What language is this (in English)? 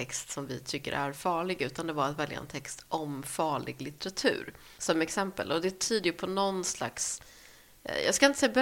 Swedish